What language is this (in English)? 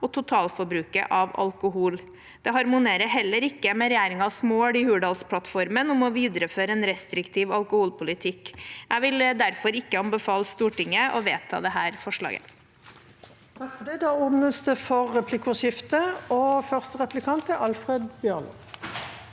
Norwegian